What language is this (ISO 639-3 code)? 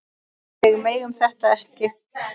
isl